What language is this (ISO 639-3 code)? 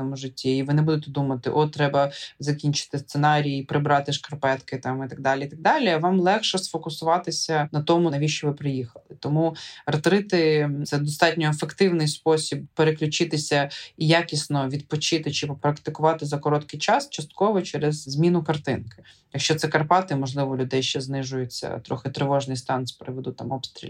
ukr